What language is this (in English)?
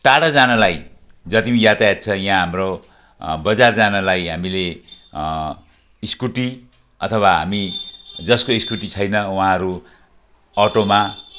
Nepali